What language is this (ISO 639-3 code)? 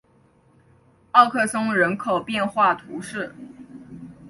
zho